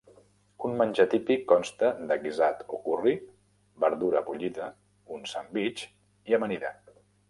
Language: Catalan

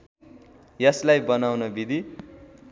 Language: Nepali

